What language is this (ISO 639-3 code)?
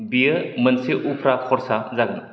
brx